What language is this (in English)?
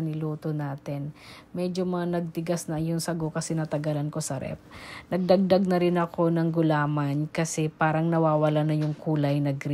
Filipino